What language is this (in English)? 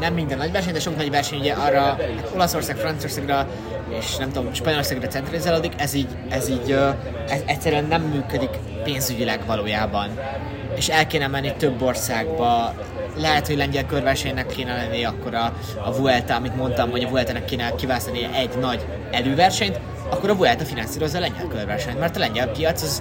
Hungarian